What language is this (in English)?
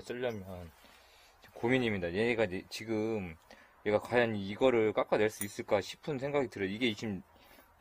Korean